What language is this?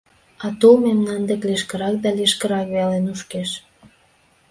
Mari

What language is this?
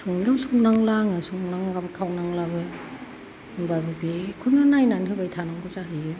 Bodo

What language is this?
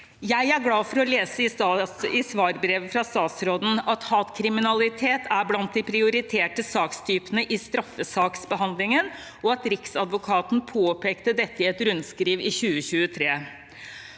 Norwegian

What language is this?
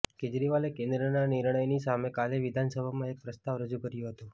Gujarati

